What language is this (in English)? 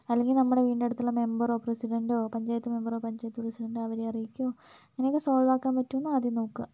Malayalam